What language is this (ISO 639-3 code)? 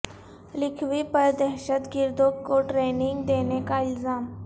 urd